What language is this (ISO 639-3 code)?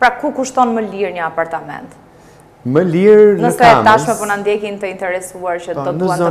ron